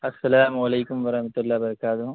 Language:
Urdu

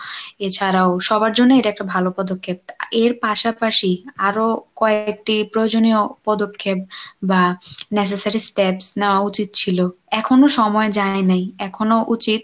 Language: Bangla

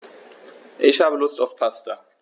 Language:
German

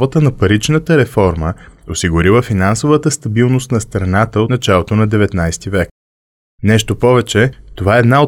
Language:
Bulgarian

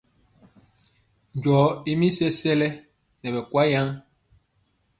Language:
Mpiemo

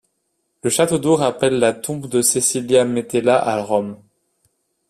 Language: French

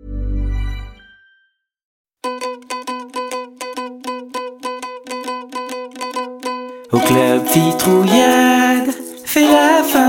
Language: French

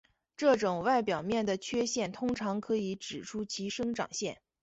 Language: Chinese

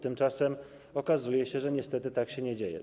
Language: Polish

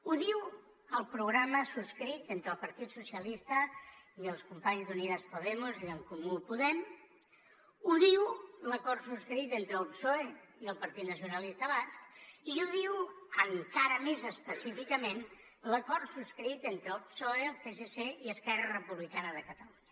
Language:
Catalan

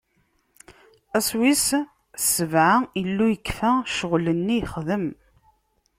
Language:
Kabyle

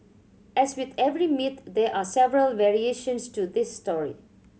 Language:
English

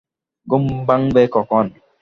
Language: Bangla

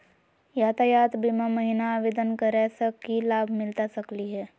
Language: Magahi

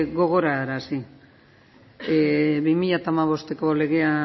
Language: Basque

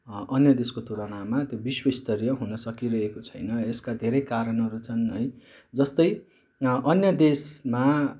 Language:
Nepali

